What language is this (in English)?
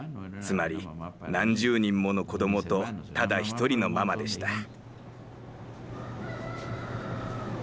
Japanese